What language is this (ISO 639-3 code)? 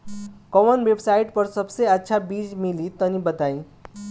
bho